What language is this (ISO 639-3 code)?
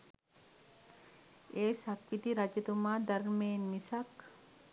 sin